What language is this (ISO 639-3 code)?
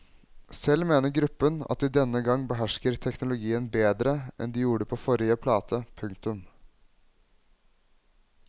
nor